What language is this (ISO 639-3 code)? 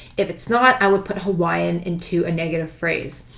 eng